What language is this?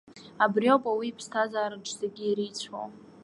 Abkhazian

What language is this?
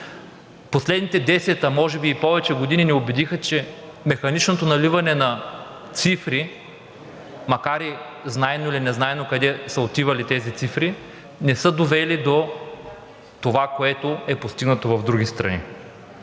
Bulgarian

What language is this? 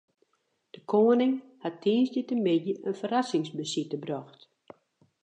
Western Frisian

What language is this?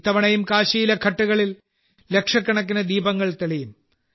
Malayalam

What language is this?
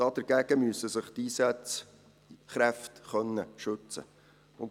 Swiss German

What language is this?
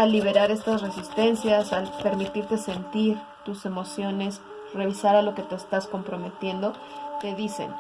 Spanish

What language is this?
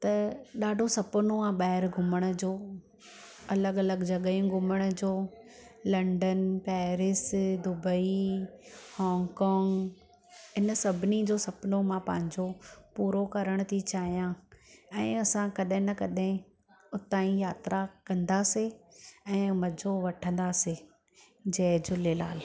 Sindhi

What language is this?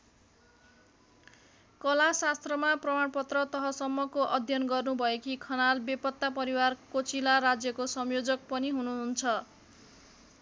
Nepali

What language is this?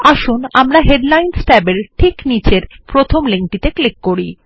Bangla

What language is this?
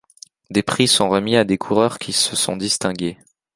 French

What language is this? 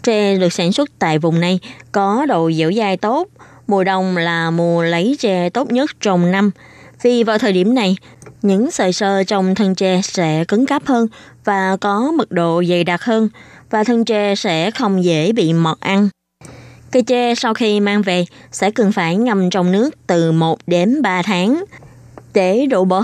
Vietnamese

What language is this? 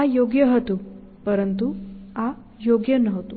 Gujarati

